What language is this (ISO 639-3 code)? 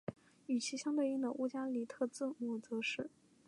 zho